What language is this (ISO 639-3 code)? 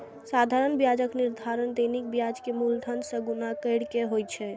mai